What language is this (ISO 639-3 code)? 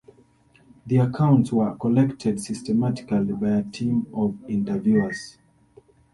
eng